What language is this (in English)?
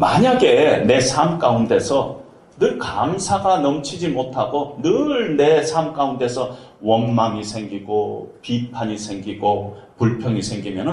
Korean